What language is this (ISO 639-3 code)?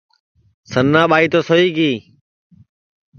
ssi